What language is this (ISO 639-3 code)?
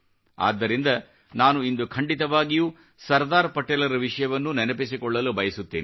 kan